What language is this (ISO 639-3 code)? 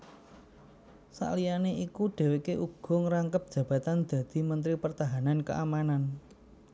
jav